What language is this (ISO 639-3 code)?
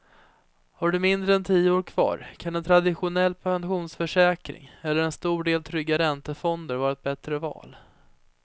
swe